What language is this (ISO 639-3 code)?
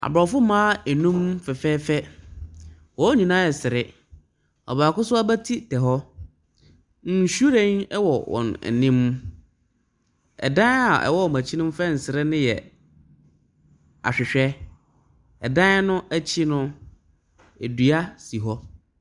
aka